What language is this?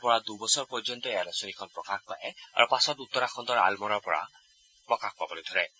Assamese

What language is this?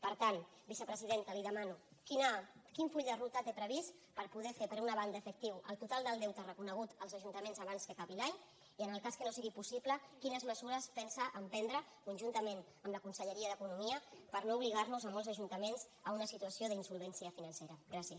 Catalan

